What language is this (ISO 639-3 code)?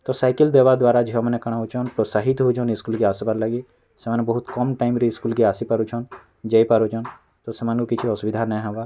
ori